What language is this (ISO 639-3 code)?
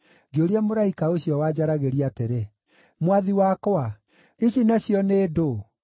kik